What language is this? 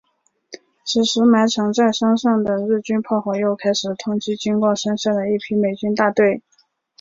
Chinese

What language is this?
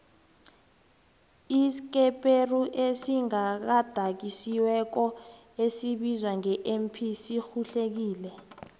South Ndebele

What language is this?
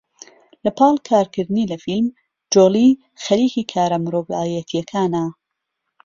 Central Kurdish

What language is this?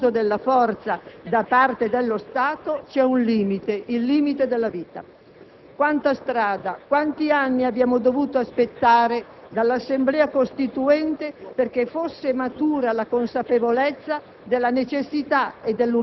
Italian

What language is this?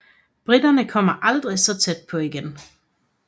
Danish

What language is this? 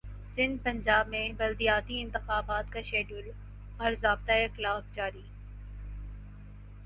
Urdu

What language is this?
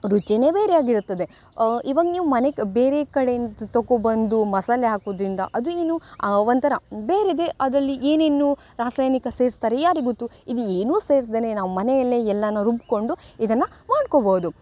Kannada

